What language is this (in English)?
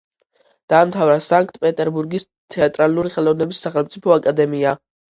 Georgian